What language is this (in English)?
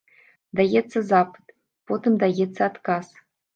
Belarusian